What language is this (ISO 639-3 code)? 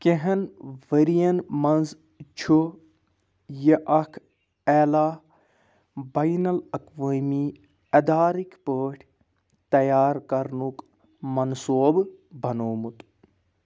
kas